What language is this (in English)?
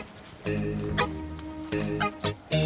Indonesian